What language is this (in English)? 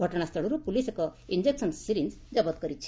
Odia